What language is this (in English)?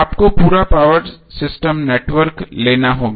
Hindi